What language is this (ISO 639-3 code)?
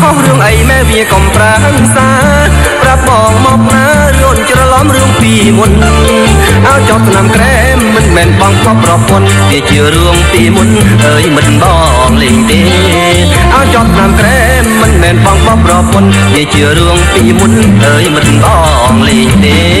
tha